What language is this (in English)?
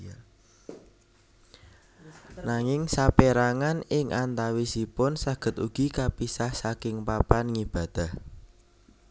Javanese